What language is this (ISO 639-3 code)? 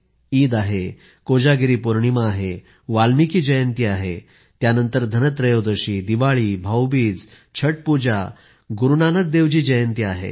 mar